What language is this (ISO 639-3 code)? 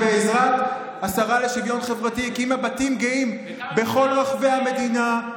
heb